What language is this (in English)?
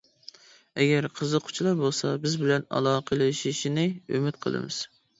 Uyghur